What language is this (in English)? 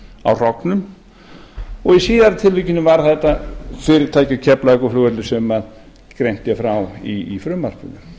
Icelandic